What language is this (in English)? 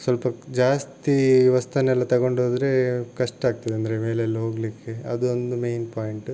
Kannada